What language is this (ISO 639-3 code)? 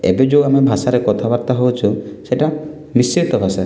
ori